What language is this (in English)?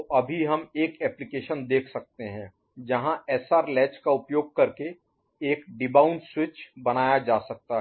Hindi